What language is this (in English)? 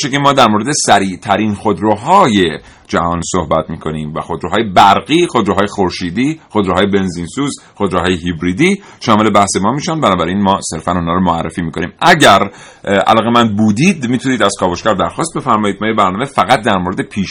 Persian